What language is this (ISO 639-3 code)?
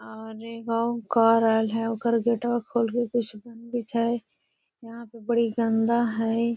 mag